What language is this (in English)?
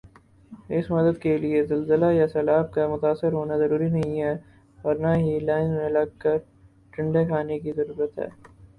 Urdu